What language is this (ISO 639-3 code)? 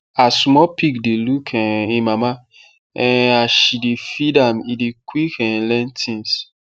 pcm